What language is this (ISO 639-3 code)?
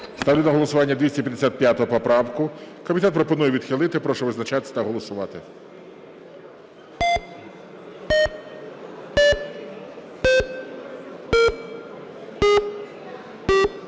ukr